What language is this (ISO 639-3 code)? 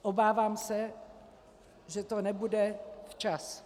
ces